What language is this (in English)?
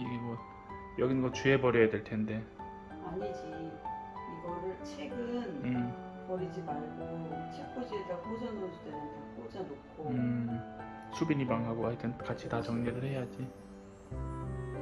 Korean